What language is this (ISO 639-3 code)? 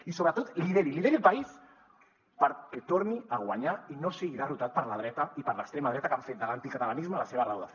cat